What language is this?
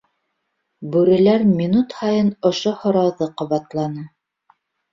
Bashkir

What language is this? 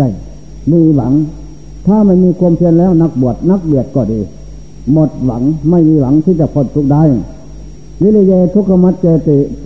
Thai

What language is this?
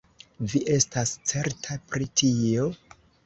Esperanto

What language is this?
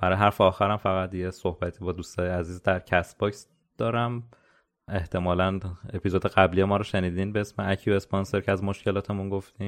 Persian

